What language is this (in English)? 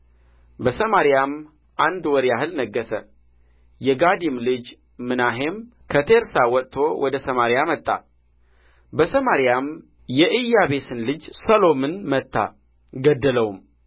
Amharic